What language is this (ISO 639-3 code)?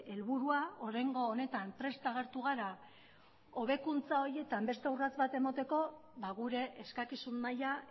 eus